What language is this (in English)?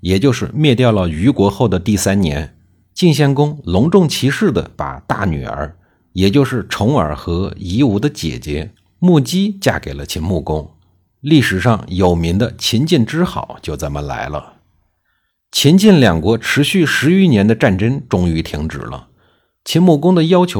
Chinese